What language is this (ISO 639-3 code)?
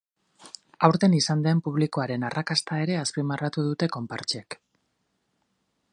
eus